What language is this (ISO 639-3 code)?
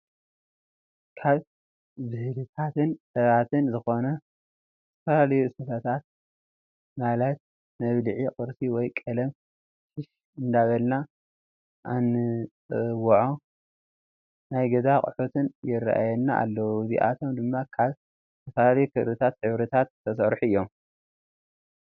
tir